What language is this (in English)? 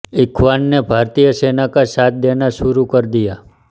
Hindi